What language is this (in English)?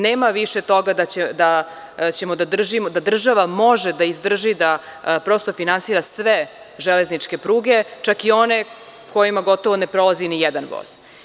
Serbian